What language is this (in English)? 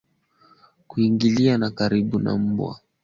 Swahili